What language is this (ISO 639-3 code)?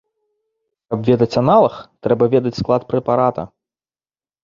bel